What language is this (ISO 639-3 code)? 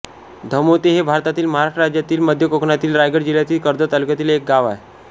mar